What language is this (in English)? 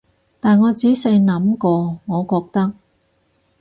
Cantonese